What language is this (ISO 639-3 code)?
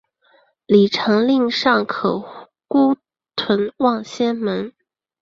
zho